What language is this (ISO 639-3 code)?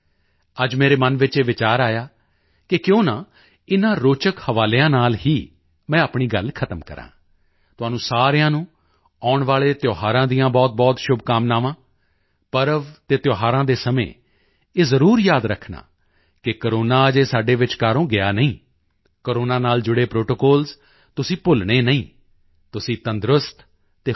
pan